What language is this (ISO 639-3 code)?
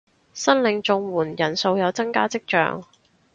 yue